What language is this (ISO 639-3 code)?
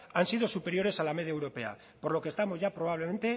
spa